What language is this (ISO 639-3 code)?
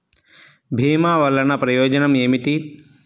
tel